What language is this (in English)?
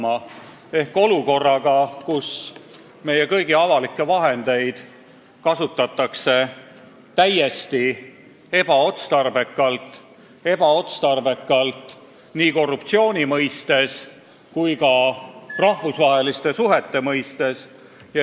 Estonian